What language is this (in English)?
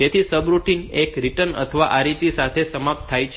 Gujarati